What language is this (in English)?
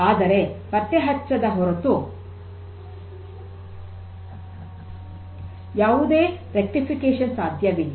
Kannada